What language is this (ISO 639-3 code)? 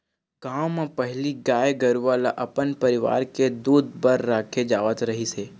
hne